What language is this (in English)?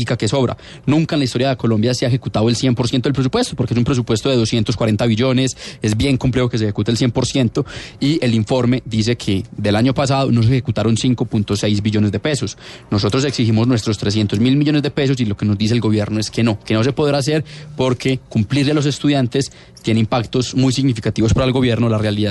Spanish